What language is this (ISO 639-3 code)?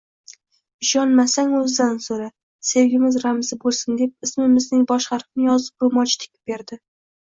uzb